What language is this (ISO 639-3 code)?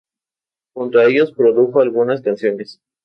spa